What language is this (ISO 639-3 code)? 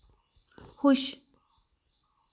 doi